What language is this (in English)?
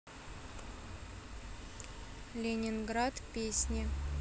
Russian